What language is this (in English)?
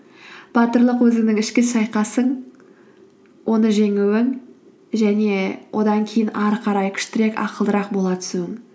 Kazakh